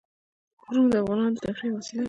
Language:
Pashto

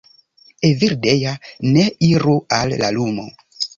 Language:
Esperanto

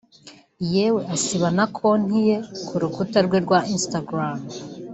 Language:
Kinyarwanda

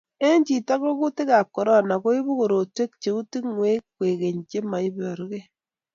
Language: Kalenjin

